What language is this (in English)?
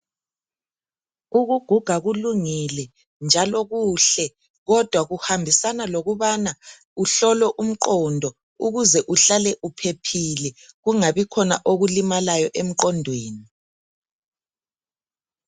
North Ndebele